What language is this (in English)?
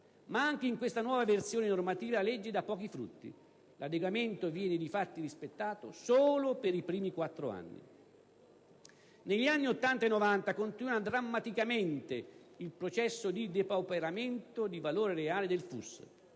Italian